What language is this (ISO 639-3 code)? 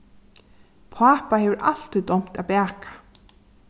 fao